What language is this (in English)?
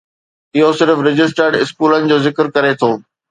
Sindhi